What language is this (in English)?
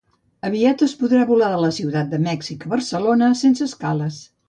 Catalan